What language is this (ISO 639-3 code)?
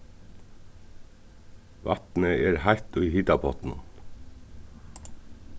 fao